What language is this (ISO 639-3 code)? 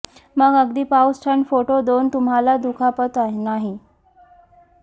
mar